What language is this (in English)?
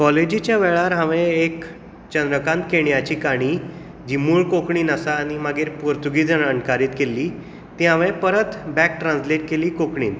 Konkani